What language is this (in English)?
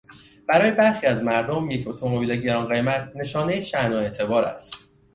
Persian